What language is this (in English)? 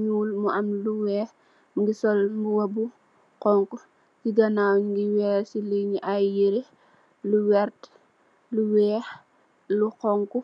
Wolof